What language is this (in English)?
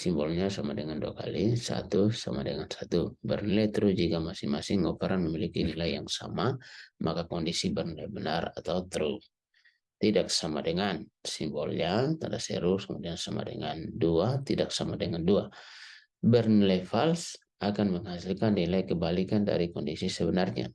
Indonesian